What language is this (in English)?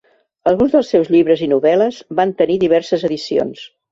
Catalan